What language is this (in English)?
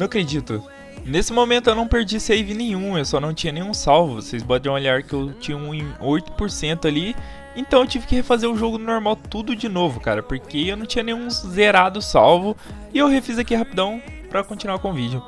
Portuguese